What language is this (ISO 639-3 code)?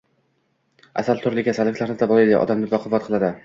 uzb